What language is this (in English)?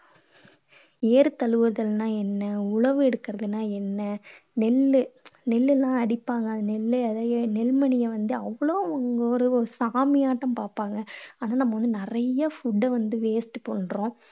Tamil